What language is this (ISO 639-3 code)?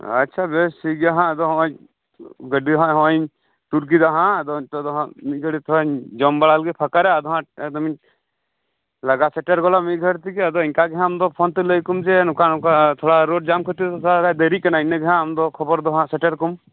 sat